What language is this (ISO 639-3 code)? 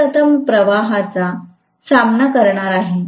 mar